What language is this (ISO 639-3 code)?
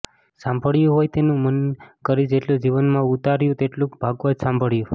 guj